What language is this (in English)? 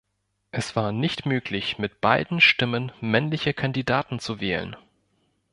German